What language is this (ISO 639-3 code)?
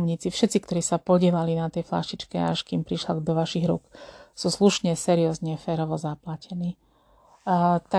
slk